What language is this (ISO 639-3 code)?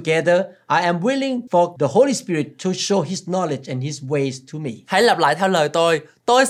vie